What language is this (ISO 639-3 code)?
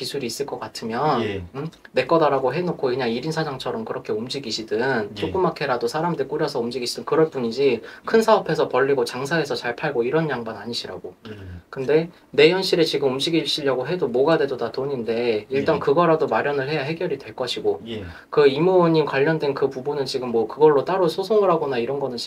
kor